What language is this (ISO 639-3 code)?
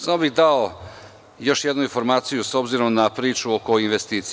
srp